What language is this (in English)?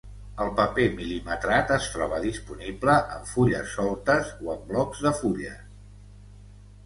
Catalan